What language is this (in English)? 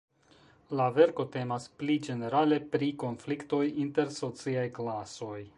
Esperanto